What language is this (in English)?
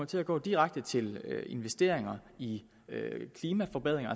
Danish